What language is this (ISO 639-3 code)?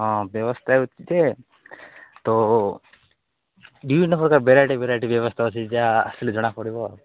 ori